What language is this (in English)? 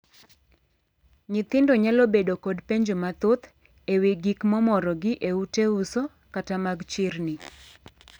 Luo (Kenya and Tanzania)